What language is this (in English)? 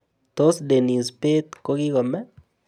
Kalenjin